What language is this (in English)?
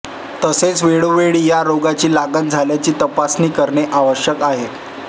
Marathi